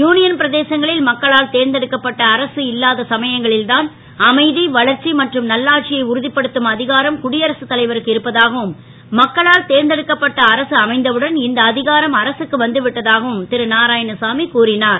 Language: Tamil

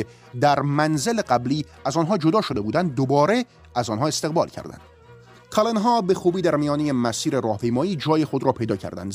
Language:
Persian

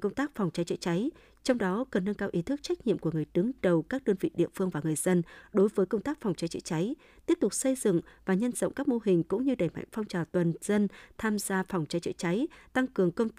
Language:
Vietnamese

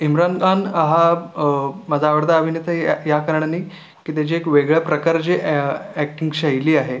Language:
Marathi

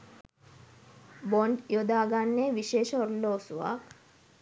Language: Sinhala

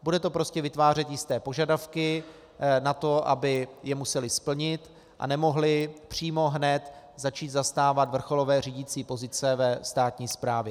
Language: Czech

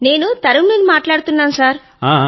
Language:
Telugu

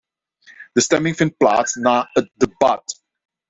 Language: Dutch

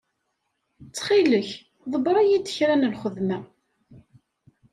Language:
Kabyle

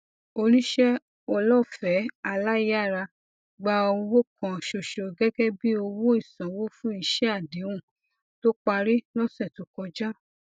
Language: Yoruba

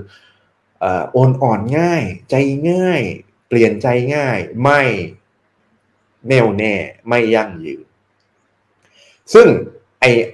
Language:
Thai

